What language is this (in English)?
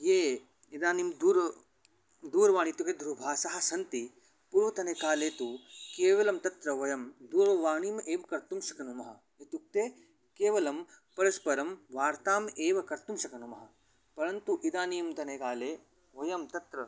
Sanskrit